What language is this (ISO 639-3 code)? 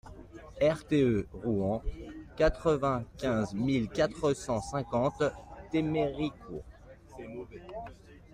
fra